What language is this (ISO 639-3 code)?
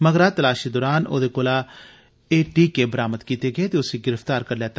doi